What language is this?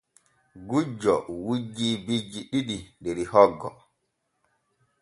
Borgu Fulfulde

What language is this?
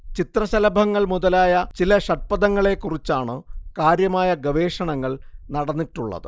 Malayalam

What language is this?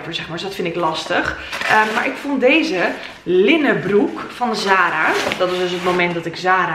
Dutch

